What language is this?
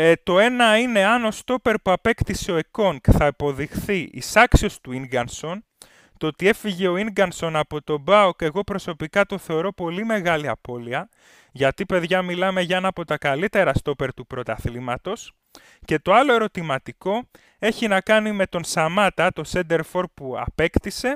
Greek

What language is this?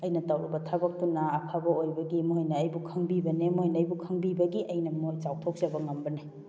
Manipuri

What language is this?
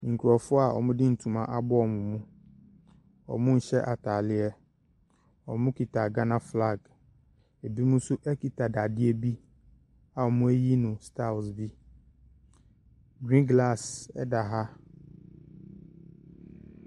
Akan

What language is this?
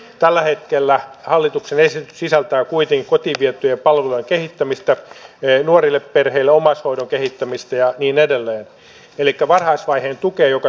Finnish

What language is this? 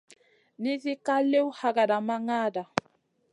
Masana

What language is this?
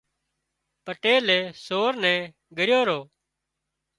Wadiyara Koli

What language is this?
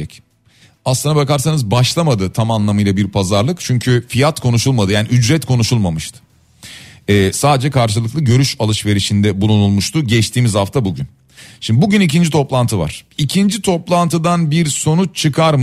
Turkish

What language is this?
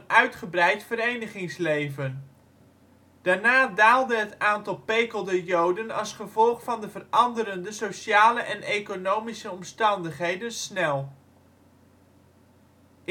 Dutch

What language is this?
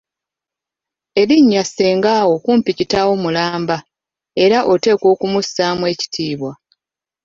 Ganda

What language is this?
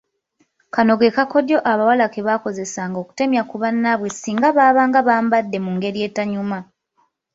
Ganda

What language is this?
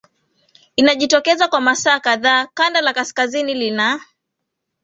Swahili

